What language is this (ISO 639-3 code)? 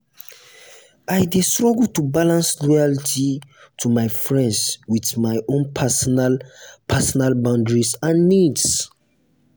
pcm